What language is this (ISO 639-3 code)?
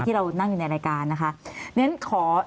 tha